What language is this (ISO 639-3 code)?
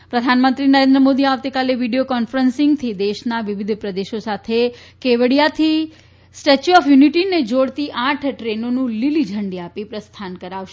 guj